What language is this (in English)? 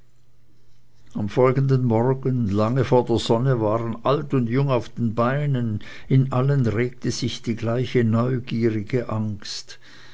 German